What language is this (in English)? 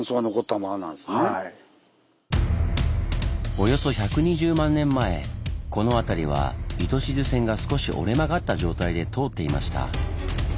Japanese